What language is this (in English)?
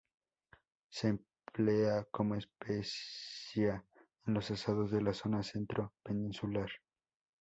Spanish